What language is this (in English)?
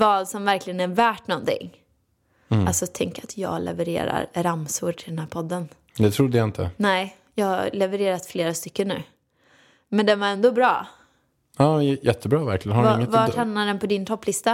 Swedish